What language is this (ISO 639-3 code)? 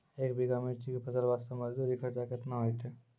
mai